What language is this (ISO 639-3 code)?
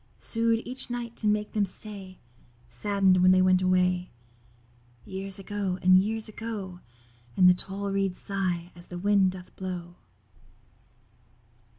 eng